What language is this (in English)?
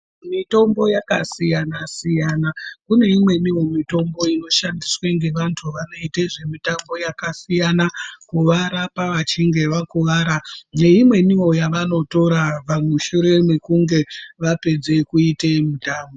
Ndau